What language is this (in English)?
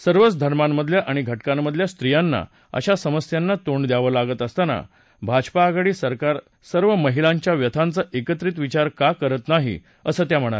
Marathi